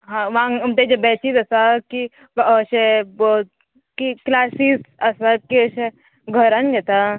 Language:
Konkani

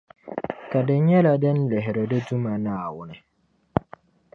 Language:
Dagbani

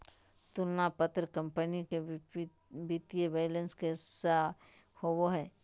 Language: Magahi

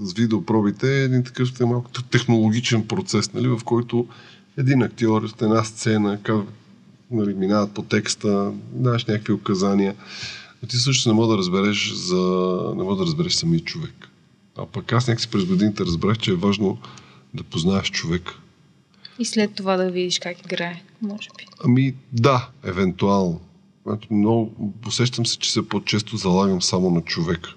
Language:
Bulgarian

